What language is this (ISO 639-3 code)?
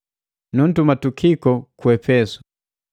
mgv